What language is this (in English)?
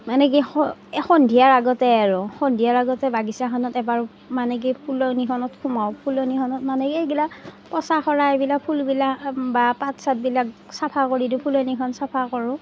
Assamese